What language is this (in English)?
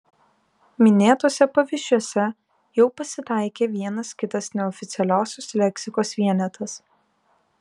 Lithuanian